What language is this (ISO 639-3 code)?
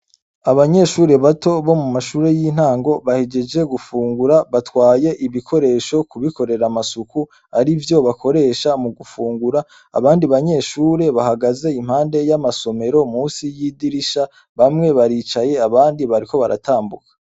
run